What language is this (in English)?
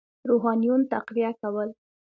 Pashto